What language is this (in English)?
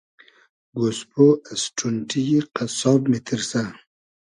Hazaragi